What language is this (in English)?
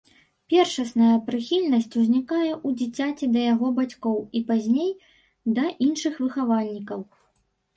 Belarusian